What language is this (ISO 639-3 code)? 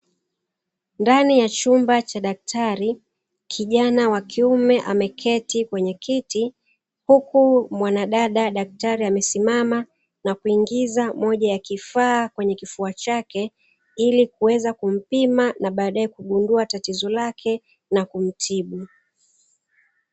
swa